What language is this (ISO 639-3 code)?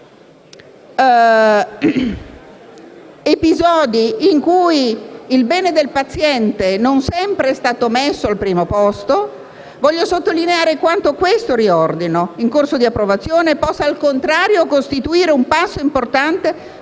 ita